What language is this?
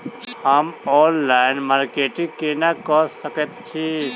Maithili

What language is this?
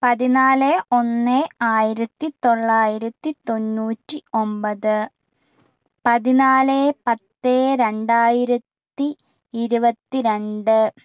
Malayalam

